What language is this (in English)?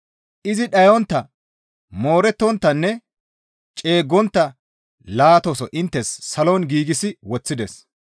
Gamo